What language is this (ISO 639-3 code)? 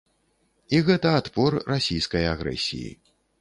bel